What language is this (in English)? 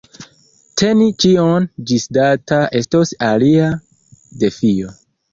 Esperanto